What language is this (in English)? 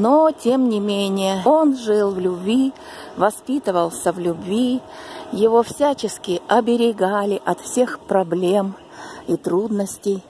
Russian